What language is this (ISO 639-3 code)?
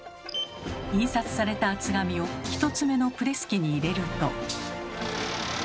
jpn